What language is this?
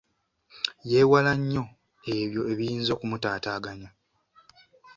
Ganda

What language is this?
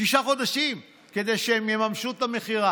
Hebrew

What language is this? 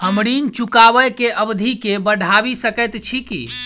Maithili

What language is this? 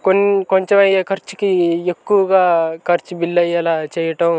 Telugu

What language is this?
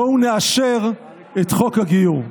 Hebrew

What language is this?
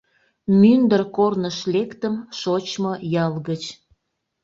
Mari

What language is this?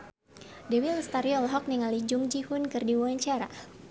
Sundanese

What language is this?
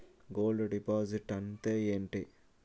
Telugu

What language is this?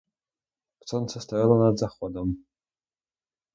Ukrainian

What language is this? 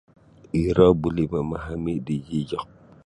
Sabah Bisaya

